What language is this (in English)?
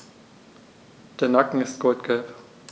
German